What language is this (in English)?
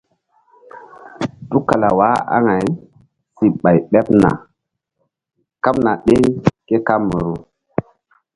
Mbum